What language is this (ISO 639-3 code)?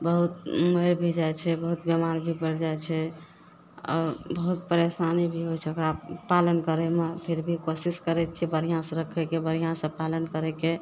mai